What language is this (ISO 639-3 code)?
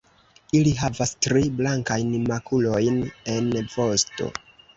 epo